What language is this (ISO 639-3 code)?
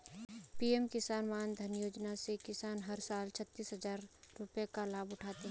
hin